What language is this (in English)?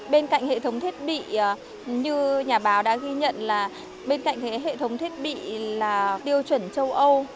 Vietnamese